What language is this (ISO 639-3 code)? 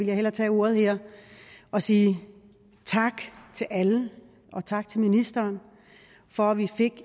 dan